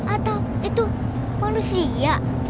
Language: Indonesian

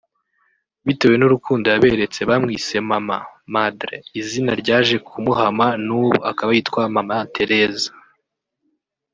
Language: Kinyarwanda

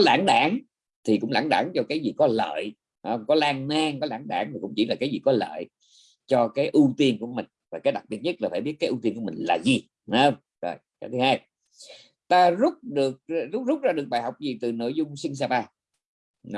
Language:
Vietnamese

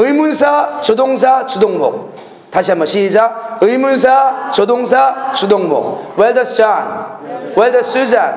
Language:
Korean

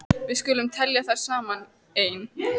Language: Icelandic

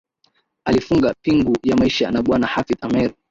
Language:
Swahili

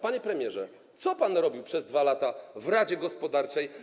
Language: Polish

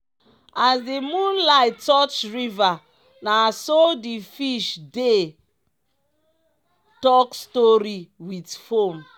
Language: Nigerian Pidgin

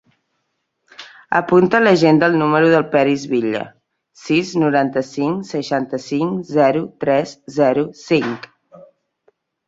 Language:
Catalan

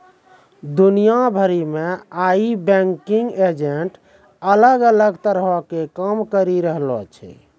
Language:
Maithili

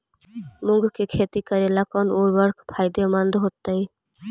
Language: Magahi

